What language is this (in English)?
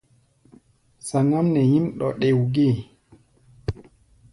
Gbaya